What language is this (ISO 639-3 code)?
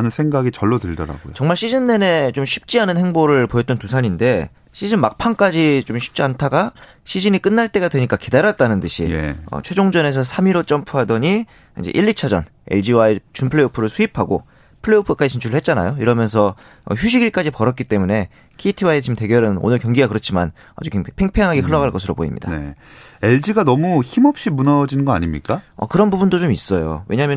kor